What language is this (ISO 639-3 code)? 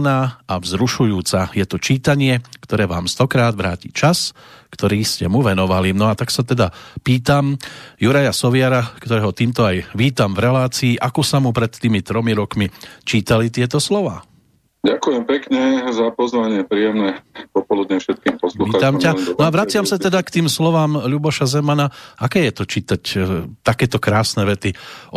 slk